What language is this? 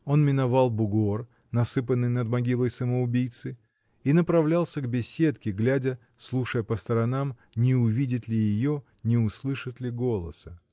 Russian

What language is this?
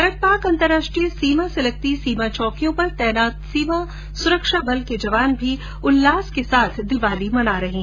Hindi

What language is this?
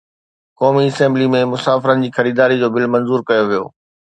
Sindhi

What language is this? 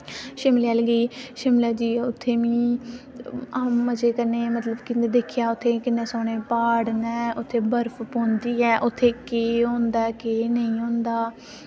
Dogri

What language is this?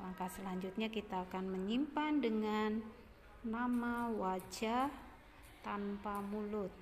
Indonesian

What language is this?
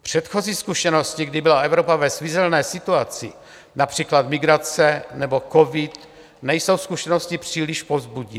Czech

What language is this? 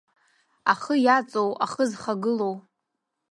Abkhazian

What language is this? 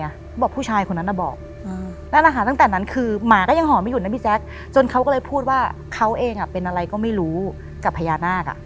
Thai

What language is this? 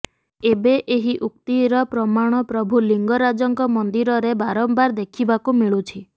Odia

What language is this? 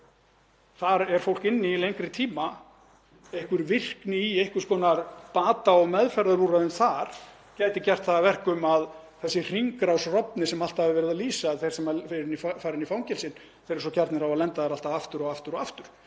Icelandic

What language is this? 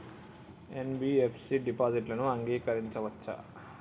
Telugu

